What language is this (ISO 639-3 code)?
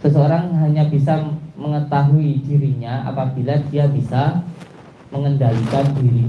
ind